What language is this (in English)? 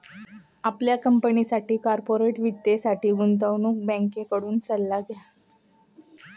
Marathi